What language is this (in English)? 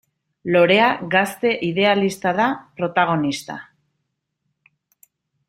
Basque